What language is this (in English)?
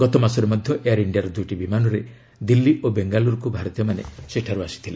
Odia